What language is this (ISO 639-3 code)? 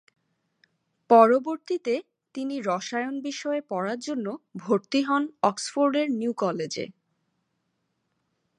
ben